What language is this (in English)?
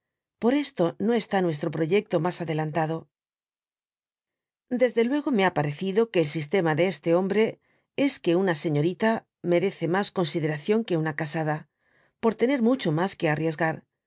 Spanish